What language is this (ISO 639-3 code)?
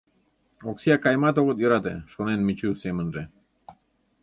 chm